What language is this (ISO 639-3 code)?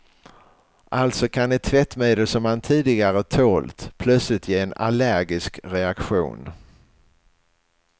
swe